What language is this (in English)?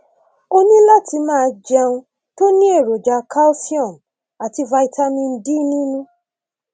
Yoruba